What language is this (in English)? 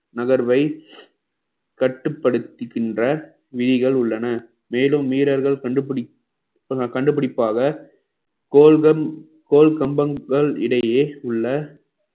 Tamil